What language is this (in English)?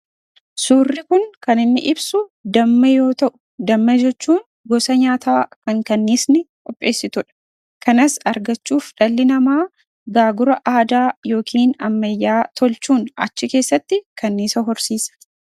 Oromo